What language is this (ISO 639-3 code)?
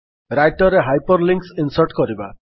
ori